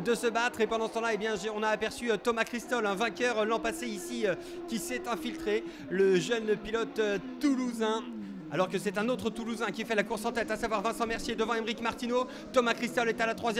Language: French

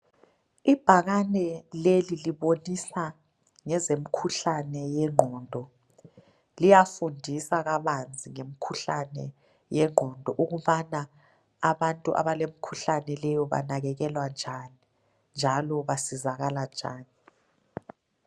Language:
North Ndebele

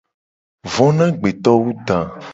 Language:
Gen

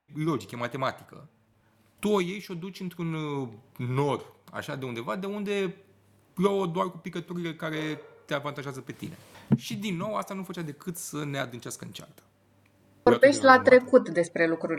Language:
Romanian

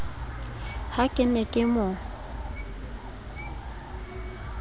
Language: Southern Sotho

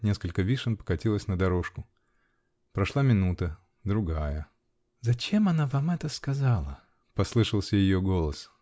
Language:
Russian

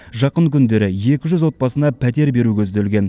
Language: Kazakh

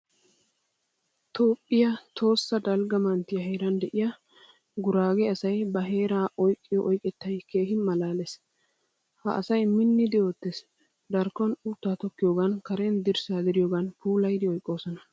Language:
Wolaytta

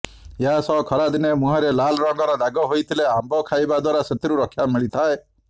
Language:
Odia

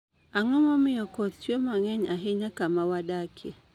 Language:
Luo (Kenya and Tanzania)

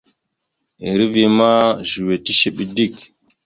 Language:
Mada (Cameroon)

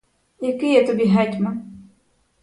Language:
Ukrainian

